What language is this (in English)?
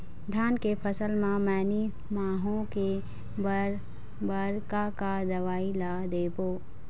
Chhattisgarhi